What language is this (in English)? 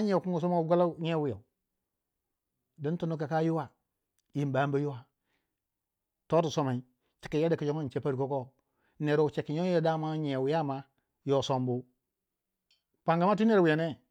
Waja